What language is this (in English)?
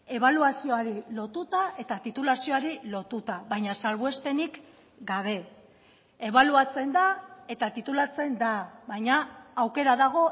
Basque